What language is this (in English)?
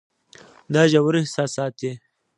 Pashto